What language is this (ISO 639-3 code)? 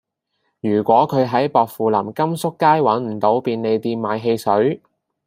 yue